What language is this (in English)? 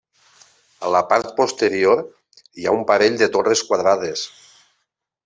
Catalan